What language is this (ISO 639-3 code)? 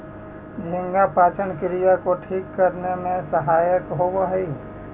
mag